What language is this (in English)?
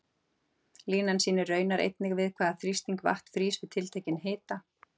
Icelandic